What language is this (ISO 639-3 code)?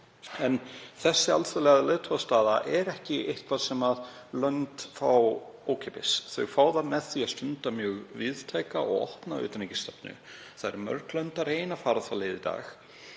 isl